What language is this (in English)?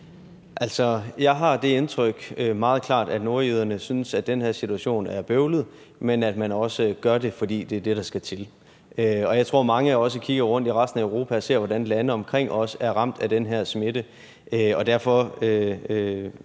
Danish